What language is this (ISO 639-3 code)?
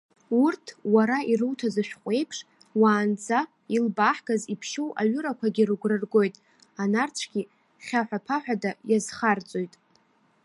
abk